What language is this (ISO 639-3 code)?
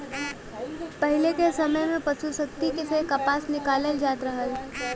bho